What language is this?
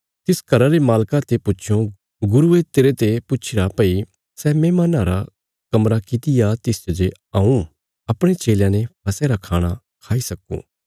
Bilaspuri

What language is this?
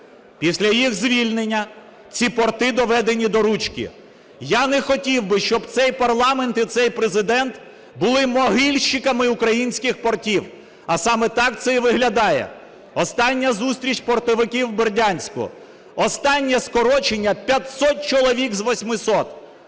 Ukrainian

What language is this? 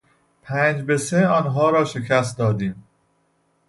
Persian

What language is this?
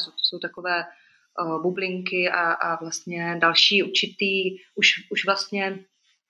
Czech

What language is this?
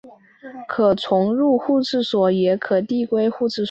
Chinese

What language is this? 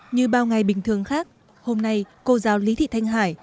Vietnamese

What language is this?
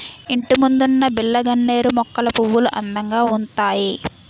Telugu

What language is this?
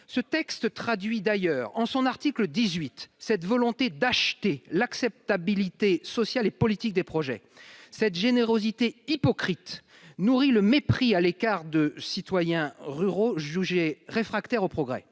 French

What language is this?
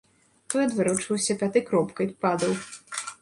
Belarusian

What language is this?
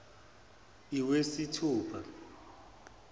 Zulu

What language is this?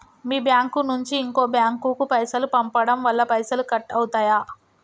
Telugu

